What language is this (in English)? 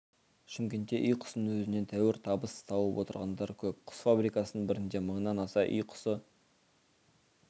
Kazakh